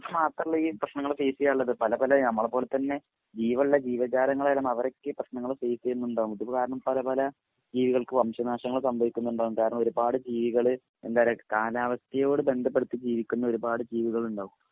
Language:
Malayalam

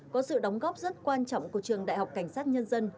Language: Vietnamese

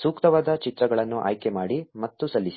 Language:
Kannada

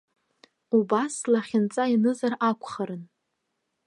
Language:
Abkhazian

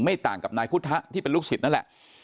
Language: Thai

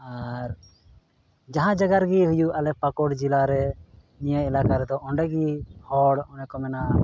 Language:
Santali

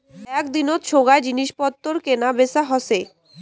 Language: Bangla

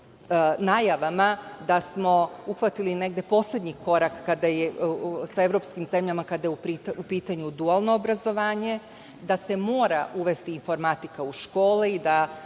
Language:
Serbian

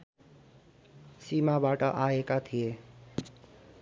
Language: Nepali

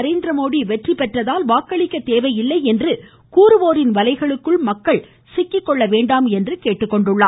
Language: Tamil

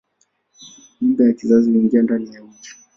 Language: Swahili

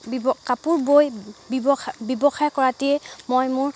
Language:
Assamese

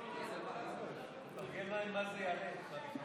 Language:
Hebrew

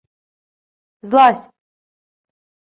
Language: Ukrainian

